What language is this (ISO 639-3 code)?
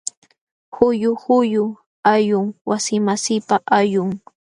qxw